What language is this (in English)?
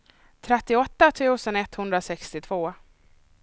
Swedish